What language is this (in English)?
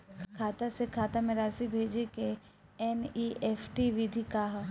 Bhojpuri